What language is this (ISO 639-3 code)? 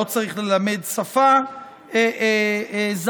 heb